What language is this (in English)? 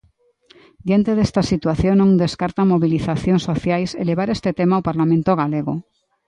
Galician